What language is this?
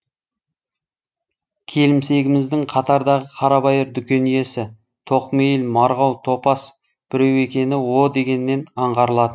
Kazakh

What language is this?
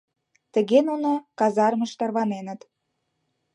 Mari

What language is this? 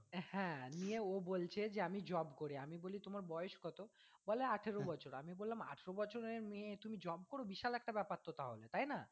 Bangla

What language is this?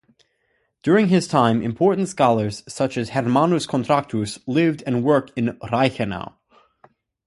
English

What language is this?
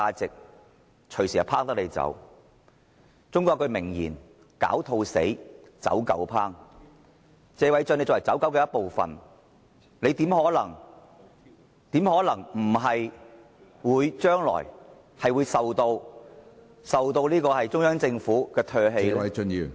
Cantonese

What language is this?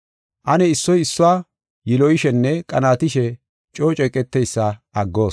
Gofa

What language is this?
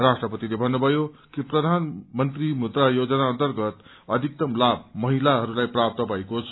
Nepali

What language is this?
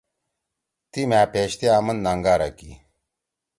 Torwali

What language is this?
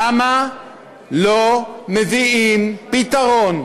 Hebrew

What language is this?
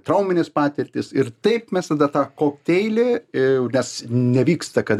Lithuanian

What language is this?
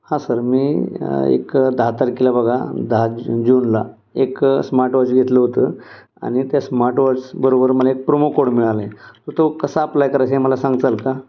Marathi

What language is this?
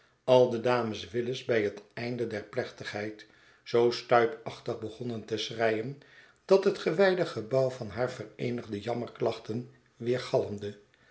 Dutch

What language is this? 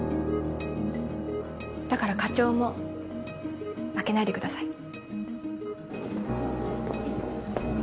Japanese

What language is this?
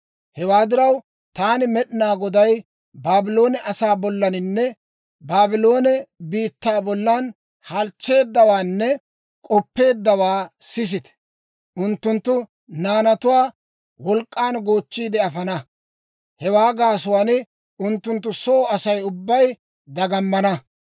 Dawro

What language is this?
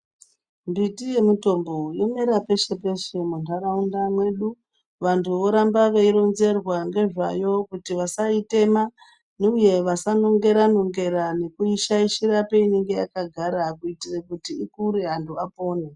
Ndau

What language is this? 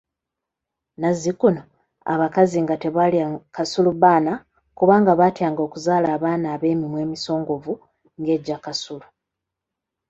Ganda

